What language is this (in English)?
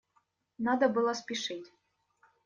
Russian